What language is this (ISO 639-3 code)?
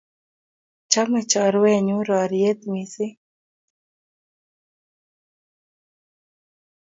kln